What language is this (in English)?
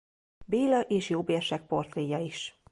Hungarian